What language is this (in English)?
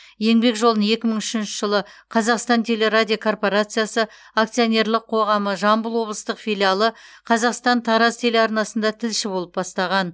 Kazakh